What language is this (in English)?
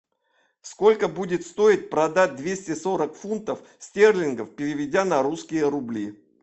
Russian